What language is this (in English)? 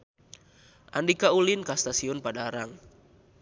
Sundanese